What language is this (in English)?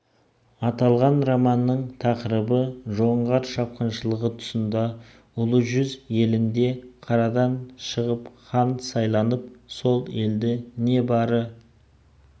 Kazakh